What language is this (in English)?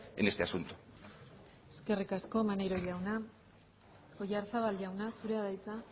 Basque